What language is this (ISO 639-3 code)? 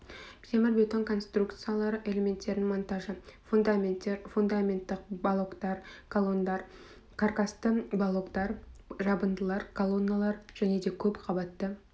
kaz